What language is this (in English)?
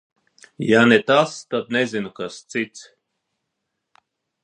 Latvian